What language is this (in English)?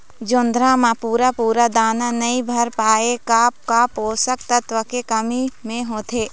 Chhattisgarhi